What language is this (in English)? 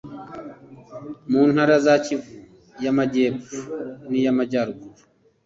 Kinyarwanda